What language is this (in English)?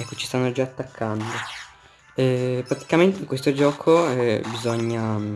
Italian